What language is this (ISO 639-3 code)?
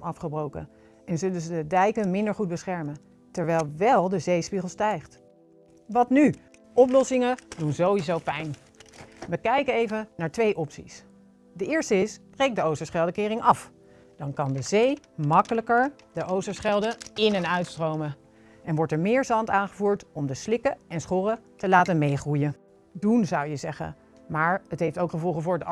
nld